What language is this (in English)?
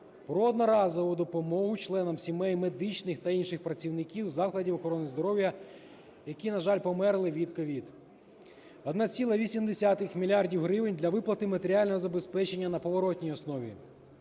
Ukrainian